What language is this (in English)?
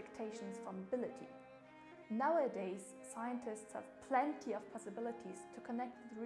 English